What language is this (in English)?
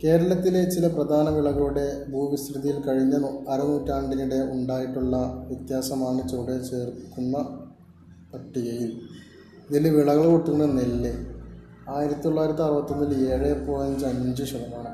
Malayalam